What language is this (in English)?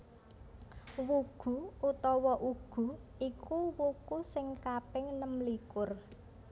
Javanese